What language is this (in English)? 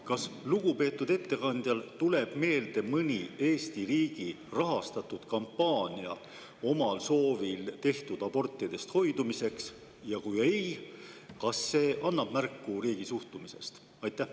Estonian